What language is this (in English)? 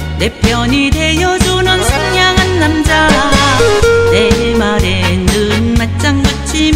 Korean